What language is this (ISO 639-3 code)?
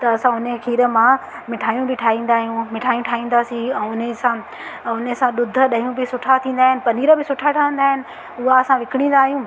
snd